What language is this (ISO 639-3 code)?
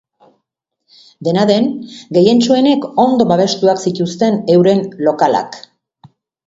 eus